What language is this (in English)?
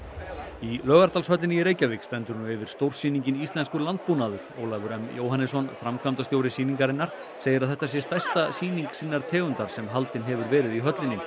Icelandic